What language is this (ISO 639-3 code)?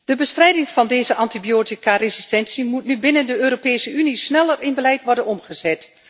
nld